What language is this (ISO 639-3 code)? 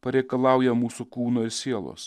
lit